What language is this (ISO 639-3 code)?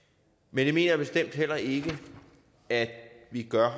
dan